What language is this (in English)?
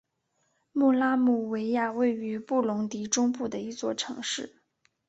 Chinese